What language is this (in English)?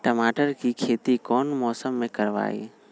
Magahi